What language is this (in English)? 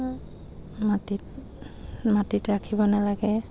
Assamese